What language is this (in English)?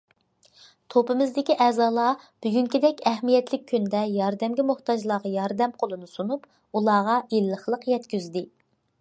Uyghur